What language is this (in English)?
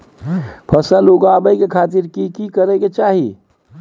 Maithili